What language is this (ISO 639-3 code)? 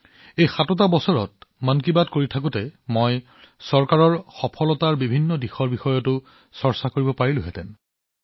asm